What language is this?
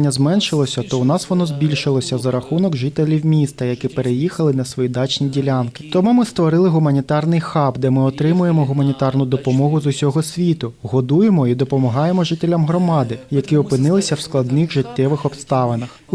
Ukrainian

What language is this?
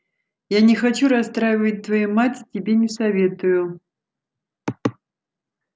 Russian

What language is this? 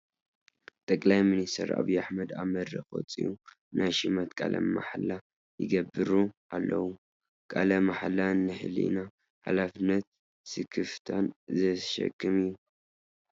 Tigrinya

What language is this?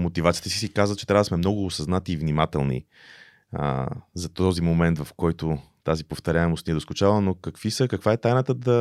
Bulgarian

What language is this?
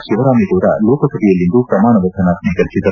Kannada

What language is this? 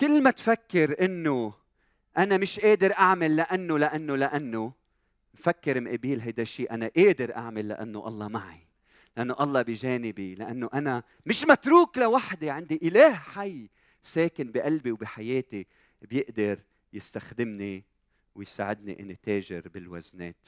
Arabic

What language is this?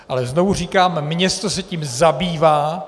Czech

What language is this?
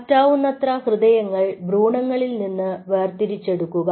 Malayalam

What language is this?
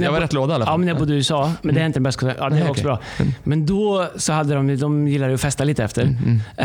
Swedish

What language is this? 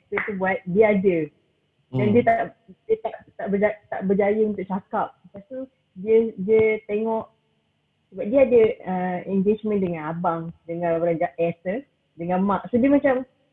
Malay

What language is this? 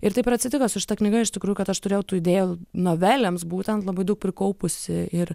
Lithuanian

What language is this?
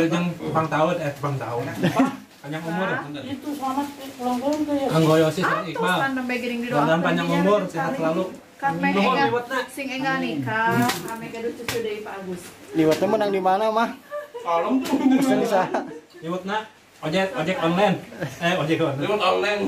Indonesian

